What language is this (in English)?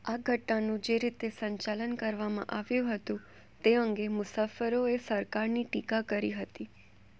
Gujarati